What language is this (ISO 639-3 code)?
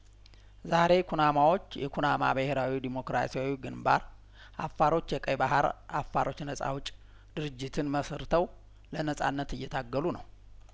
amh